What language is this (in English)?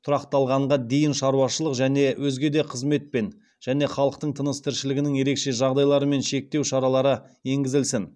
Kazakh